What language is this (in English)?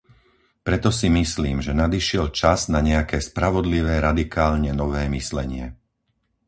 Slovak